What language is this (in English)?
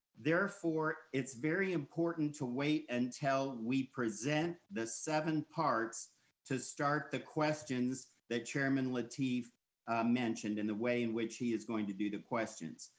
English